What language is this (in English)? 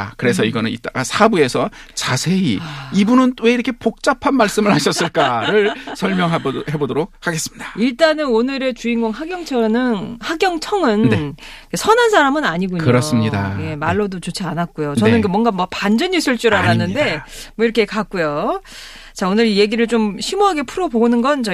Korean